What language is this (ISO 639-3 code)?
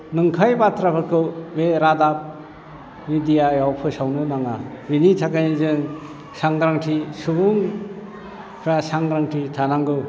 brx